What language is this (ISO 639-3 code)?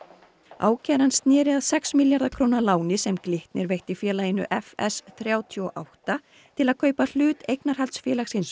isl